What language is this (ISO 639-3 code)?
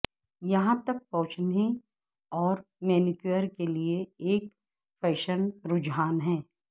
urd